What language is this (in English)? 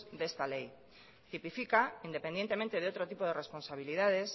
Spanish